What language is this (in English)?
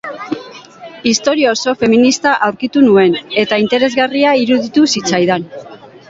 Basque